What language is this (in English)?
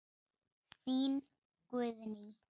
Icelandic